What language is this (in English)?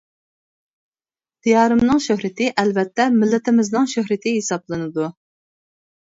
Uyghur